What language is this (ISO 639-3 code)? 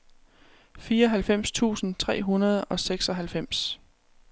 dan